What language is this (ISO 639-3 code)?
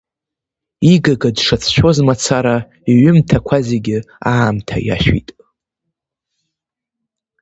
abk